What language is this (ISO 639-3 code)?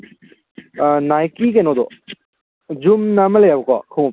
mni